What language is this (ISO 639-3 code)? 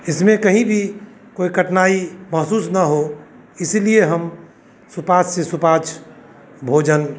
hin